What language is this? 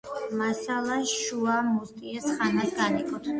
Georgian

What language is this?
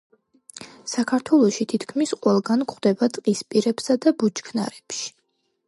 Georgian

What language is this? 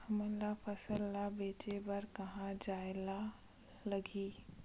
Chhattisgarhi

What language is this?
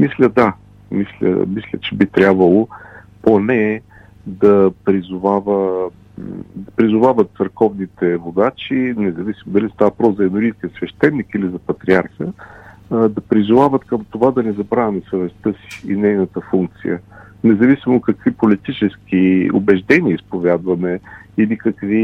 Bulgarian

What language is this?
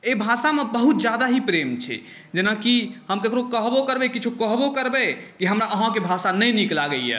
Maithili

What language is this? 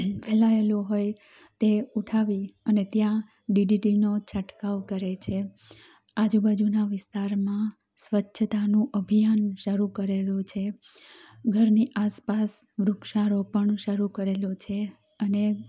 Gujarati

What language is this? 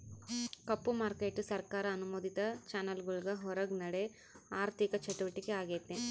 Kannada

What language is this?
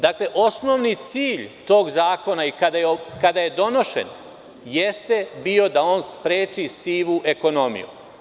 Serbian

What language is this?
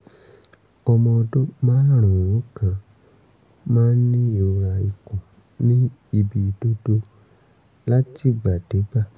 Yoruba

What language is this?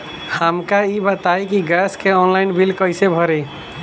Bhojpuri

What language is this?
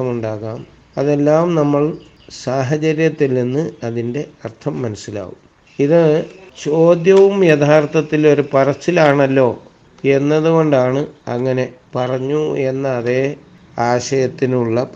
Malayalam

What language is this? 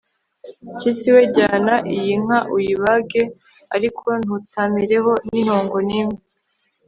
Kinyarwanda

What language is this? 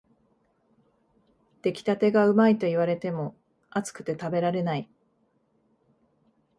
Japanese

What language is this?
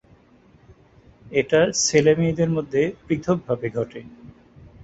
Bangla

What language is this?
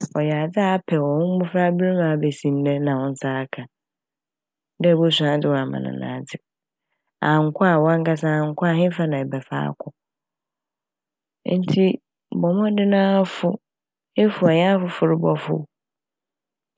Akan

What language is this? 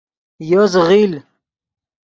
Yidgha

